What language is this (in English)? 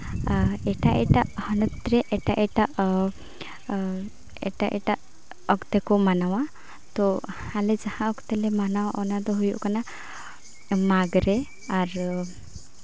Santali